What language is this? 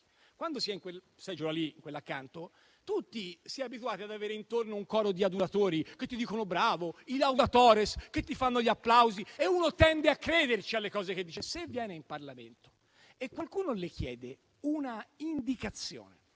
Italian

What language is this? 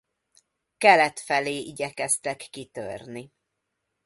Hungarian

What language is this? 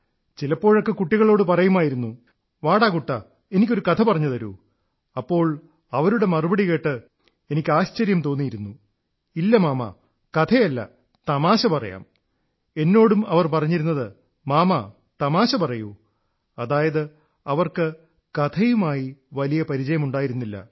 Malayalam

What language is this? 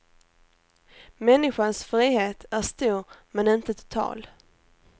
Swedish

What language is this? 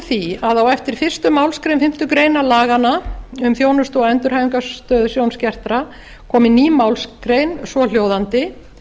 Icelandic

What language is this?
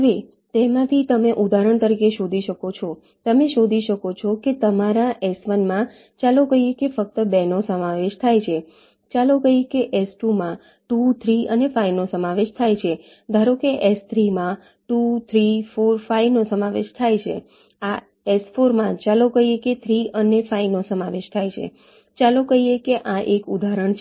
Gujarati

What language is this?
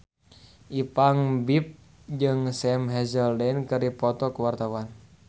Sundanese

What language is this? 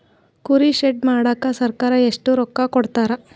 Kannada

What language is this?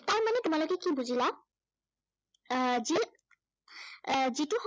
Assamese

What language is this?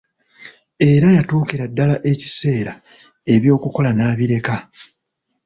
Ganda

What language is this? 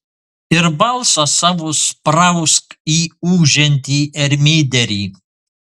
Lithuanian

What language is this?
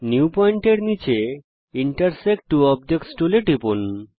Bangla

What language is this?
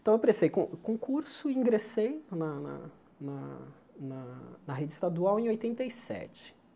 Portuguese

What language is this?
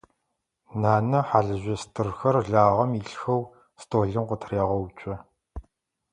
Adyghe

